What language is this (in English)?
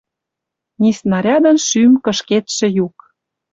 Western Mari